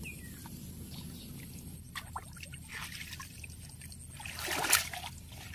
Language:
Vietnamese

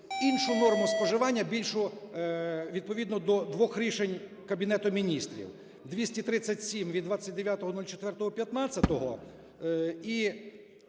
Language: Ukrainian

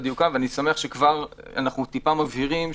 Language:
Hebrew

